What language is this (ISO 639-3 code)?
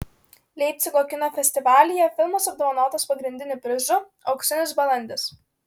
lit